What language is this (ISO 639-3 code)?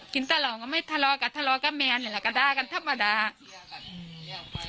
tha